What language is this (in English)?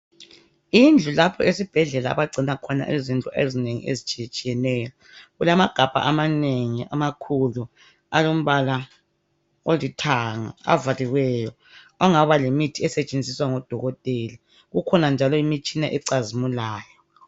North Ndebele